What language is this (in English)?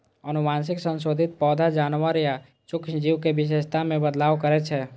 Maithili